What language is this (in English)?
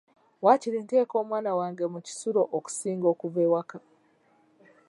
Ganda